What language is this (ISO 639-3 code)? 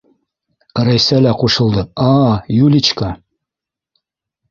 bak